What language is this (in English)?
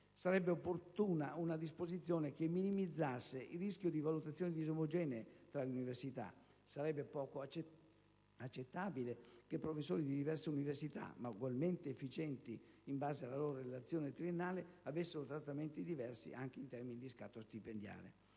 Italian